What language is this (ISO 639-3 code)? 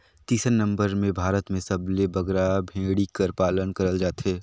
hne